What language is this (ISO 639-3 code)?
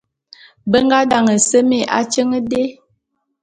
bum